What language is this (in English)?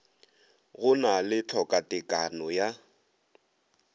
Northern Sotho